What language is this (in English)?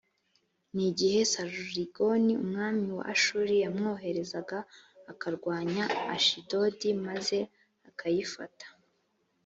Kinyarwanda